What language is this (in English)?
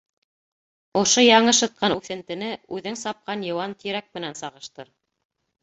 Bashkir